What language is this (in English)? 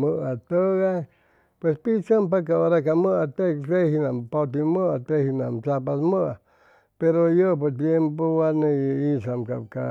Chimalapa Zoque